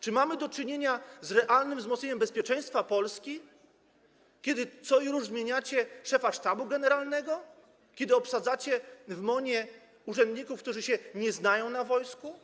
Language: Polish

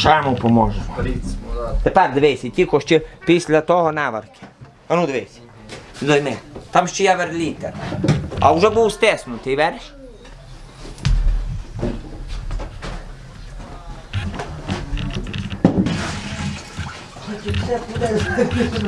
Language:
Ukrainian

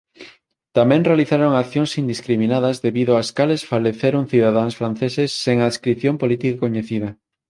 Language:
Galician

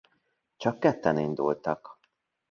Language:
Hungarian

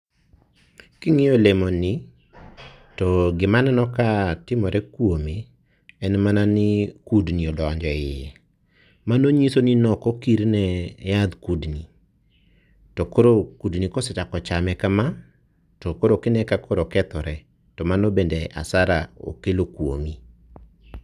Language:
Luo (Kenya and Tanzania)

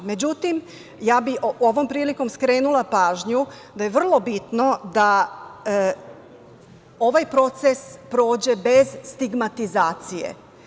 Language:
Serbian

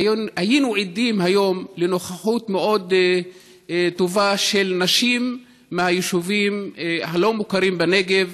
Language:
Hebrew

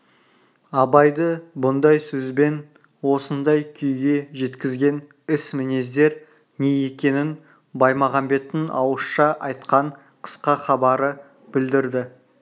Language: Kazakh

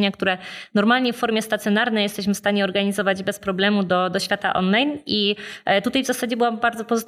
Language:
Polish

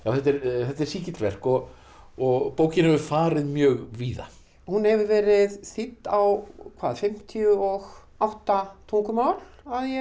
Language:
Icelandic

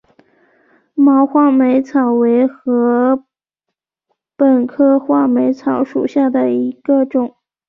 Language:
Chinese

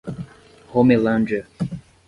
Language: Portuguese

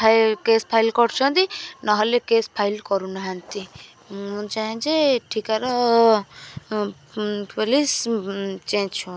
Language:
Odia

